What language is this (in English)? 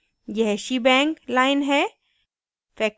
Hindi